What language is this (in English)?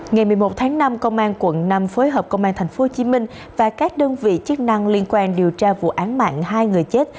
Vietnamese